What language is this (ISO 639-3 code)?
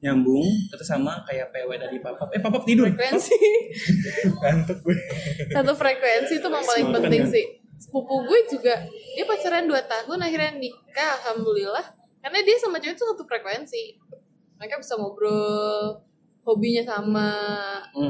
ind